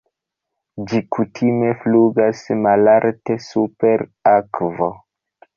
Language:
Esperanto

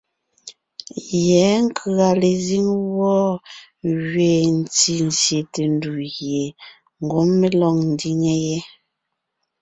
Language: Ngiemboon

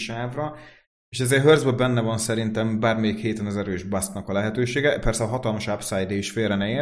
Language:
Hungarian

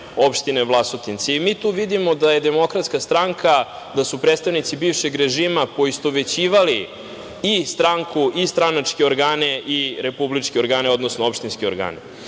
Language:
Serbian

